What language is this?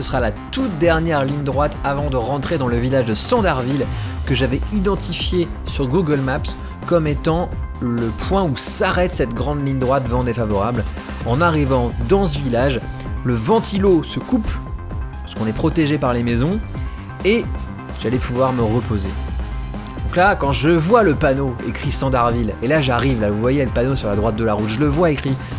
French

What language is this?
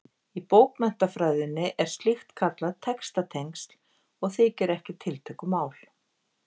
Icelandic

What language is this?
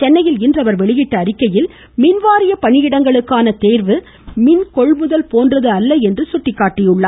Tamil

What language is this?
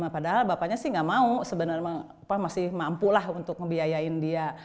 Indonesian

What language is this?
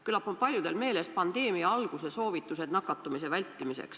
Estonian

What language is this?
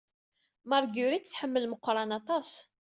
Kabyle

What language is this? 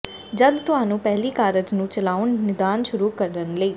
Punjabi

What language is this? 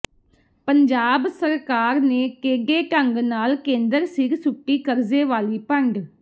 Punjabi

